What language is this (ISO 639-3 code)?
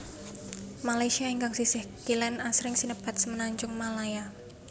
jav